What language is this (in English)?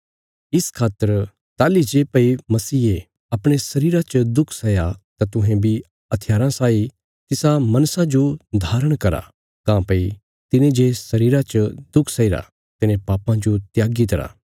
Bilaspuri